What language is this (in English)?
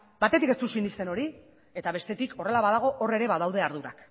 Basque